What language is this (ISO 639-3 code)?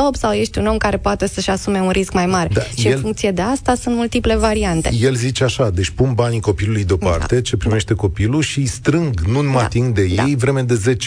ron